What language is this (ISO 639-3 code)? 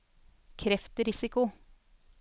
nor